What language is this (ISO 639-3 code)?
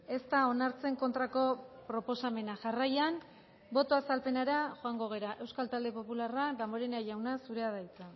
eus